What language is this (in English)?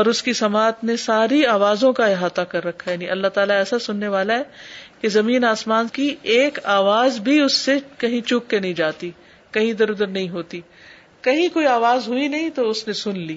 Urdu